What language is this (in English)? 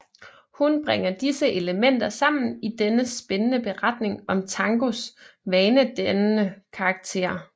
Danish